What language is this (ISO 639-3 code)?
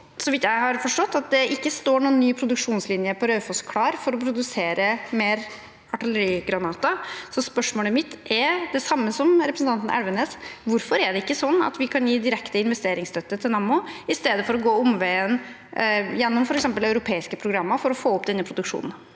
nor